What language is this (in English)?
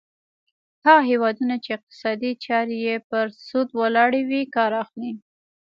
Pashto